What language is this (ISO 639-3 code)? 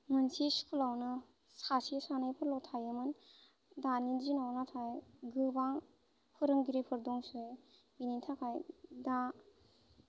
brx